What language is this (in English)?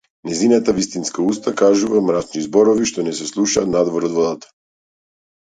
Macedonian